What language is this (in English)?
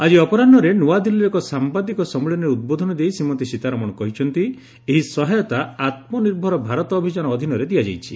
Odia